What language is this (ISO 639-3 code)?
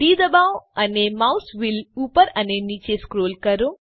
guj